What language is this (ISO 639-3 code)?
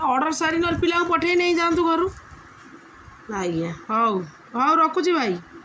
ori